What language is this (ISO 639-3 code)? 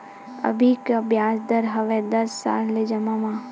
hne